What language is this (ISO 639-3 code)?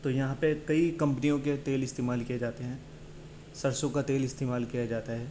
urd